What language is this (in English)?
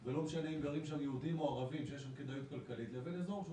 Hebrew